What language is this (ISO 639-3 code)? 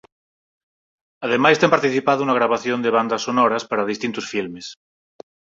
glg